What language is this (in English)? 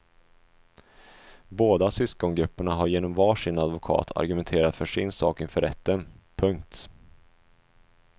Swedish